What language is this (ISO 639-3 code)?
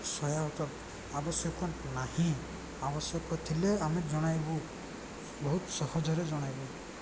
ori